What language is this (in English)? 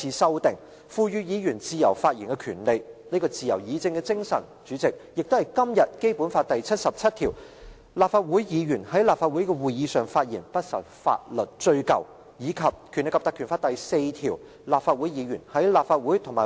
Cantonese